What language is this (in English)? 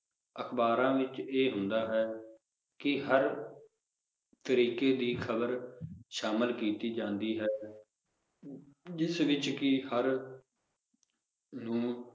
Punjabi